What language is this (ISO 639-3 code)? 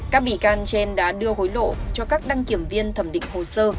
vie